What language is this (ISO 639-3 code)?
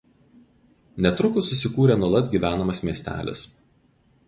lit